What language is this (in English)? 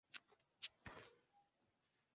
Esperanto